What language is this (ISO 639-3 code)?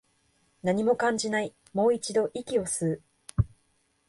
jpn